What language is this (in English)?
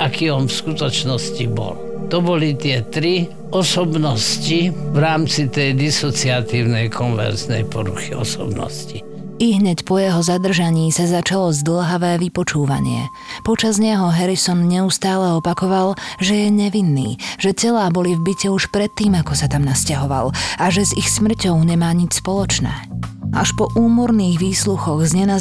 Slovak